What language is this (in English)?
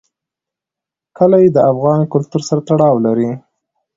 Pashto